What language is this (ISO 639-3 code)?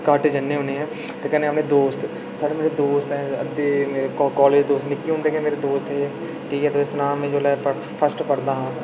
doi